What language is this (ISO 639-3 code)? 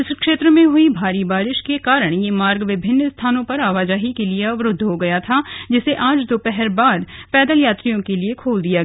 hin